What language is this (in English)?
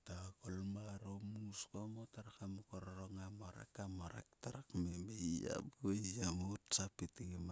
Sulka